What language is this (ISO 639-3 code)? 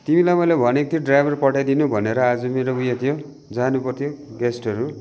nep